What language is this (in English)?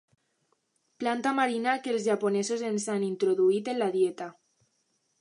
Catalan